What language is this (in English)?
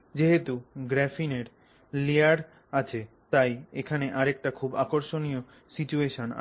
Bangla